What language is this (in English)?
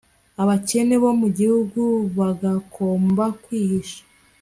Kinyarwanda